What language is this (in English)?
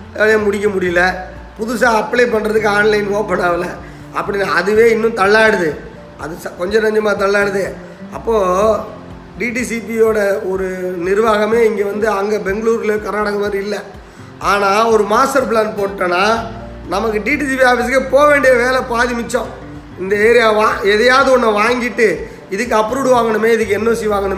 Tamil